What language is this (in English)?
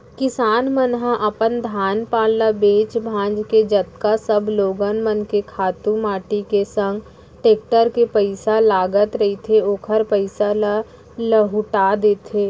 Chhattisgarhi